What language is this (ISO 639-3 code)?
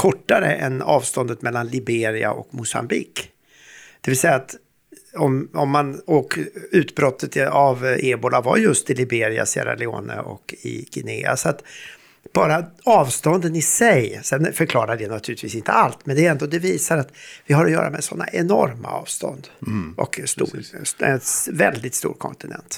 swe